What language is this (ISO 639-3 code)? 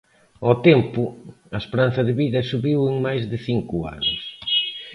glg